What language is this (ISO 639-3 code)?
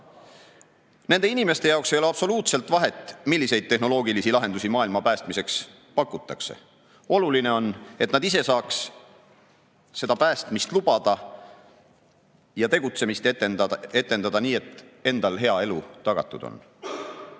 est